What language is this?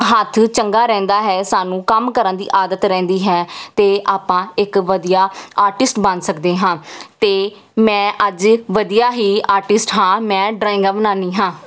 Punjabi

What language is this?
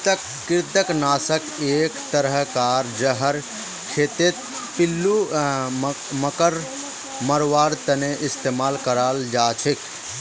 Magahi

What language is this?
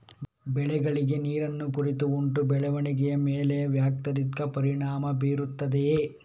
Kannada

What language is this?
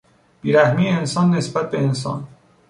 Persian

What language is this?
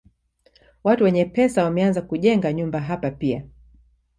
Swahili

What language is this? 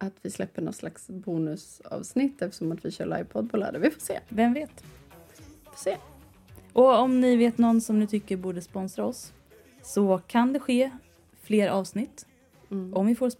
Swedish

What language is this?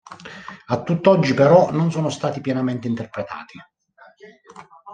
Italian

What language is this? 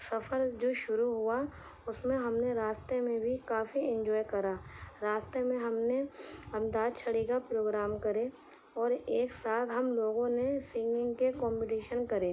Urdu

